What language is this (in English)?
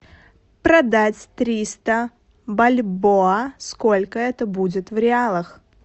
Russian